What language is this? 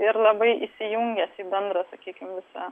Lithuanian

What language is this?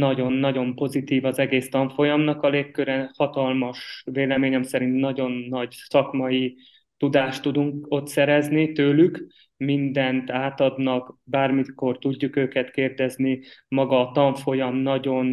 Hungarian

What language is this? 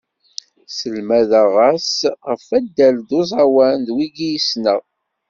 Kabyle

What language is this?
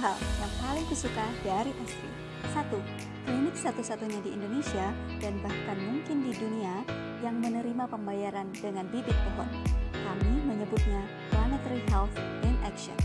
Indonesian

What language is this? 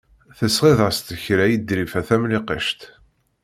Kabyle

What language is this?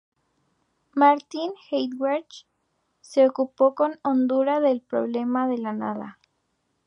Spanish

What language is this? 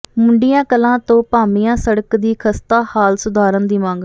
Punjabi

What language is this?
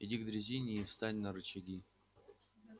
Russian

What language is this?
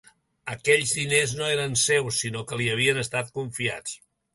Catalan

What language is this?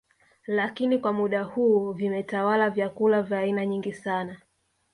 Swahili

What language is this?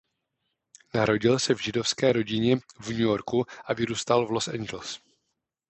Czech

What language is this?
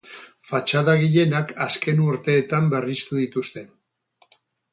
Basque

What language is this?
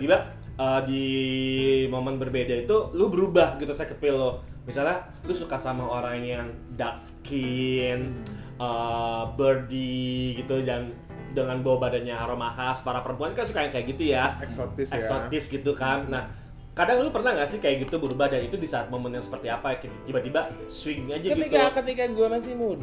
Indonesian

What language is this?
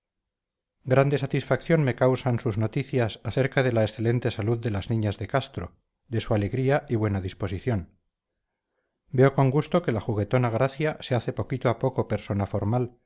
Spanish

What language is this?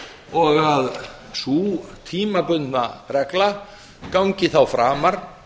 Icelandic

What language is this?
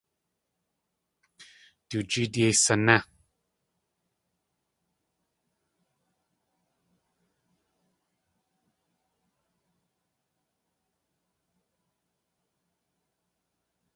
Tlingit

